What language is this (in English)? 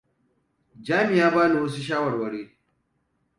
Hausa